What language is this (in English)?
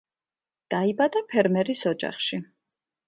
Georgian